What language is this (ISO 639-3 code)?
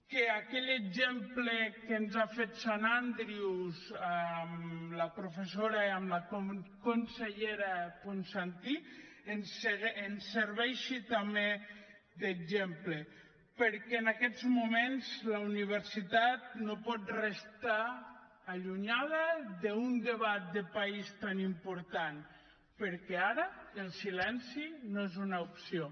cat